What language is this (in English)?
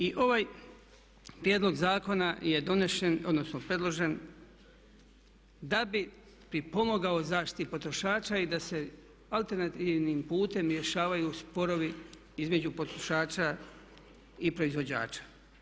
Croatian